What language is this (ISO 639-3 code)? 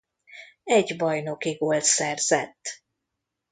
hun